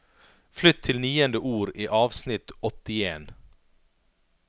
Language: Norwegian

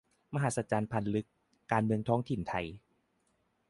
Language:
Thai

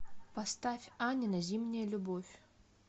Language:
Russian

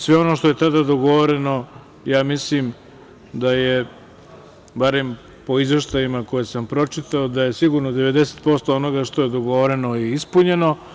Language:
Serbian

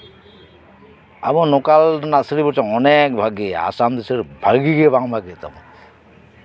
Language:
Santali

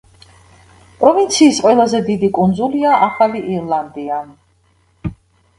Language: Georgian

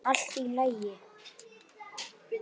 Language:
Icelandic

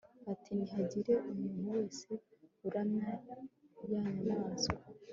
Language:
Kinyarwanda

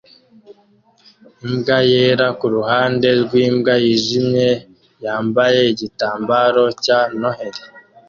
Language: Kinyarwanda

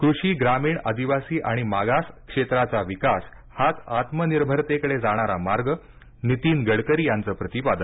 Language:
Marathi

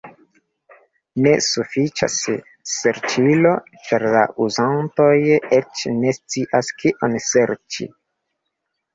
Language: Esperanto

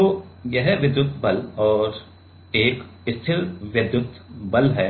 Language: Hindi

